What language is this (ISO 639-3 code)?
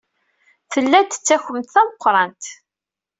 kab